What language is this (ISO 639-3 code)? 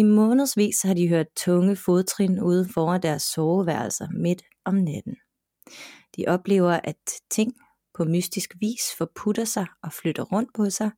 dan